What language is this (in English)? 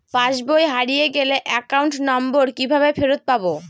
Bangla